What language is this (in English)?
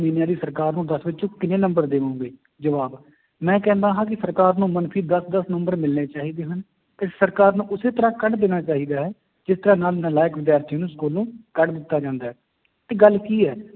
Punjabi